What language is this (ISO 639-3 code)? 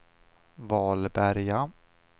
swe